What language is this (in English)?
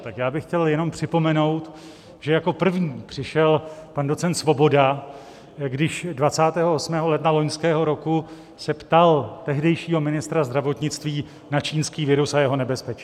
Czech